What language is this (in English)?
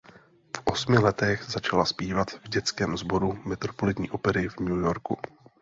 Czech